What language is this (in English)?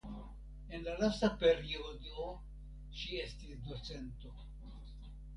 Esperanto